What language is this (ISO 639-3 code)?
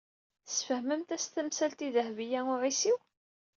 kab